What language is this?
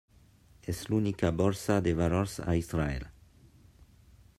Catalan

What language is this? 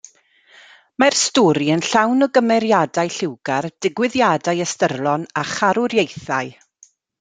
Welsh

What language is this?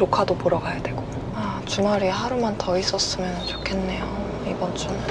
Korean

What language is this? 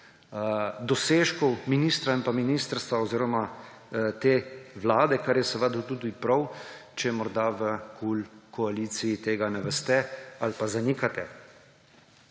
Slovenian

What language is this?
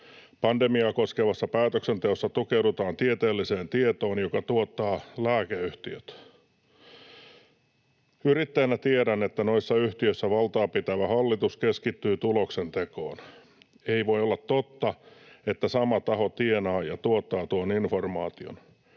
Finnish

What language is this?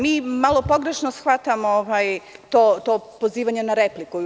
Serbian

